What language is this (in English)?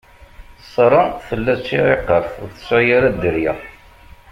Kabyle